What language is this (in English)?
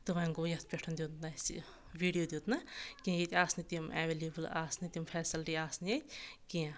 Kashmiri